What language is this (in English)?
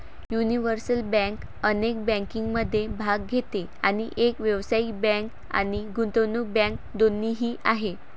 Marathi